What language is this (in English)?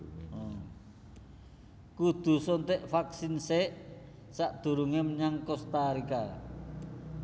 Javanese